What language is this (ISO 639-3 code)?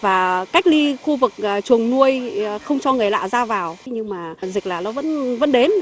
vie